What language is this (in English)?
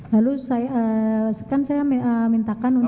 Indonesian